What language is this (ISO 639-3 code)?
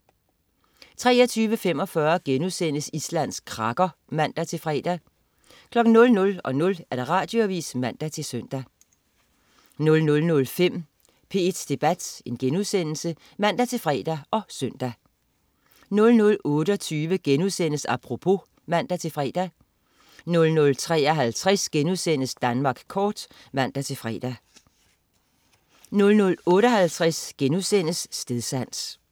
dan